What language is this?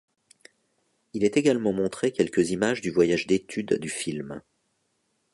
French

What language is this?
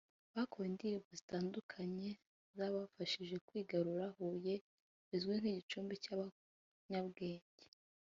Kinyarwanda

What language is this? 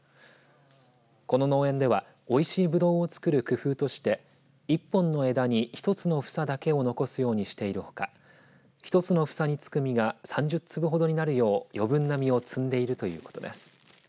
Japanese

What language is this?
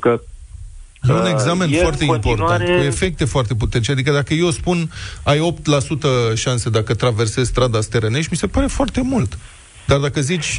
Romanian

